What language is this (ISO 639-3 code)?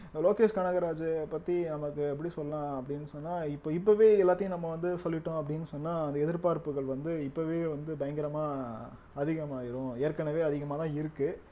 tam